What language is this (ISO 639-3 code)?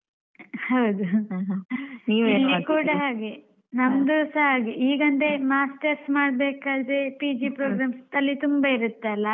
kan